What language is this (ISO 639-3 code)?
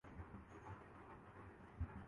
urd